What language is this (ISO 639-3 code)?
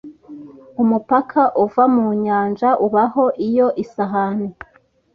kin